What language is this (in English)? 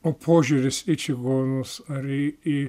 Lithuanian